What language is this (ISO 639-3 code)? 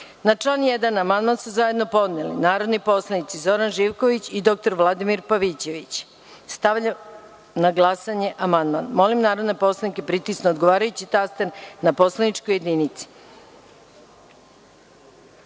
srp